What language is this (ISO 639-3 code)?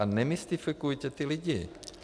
ces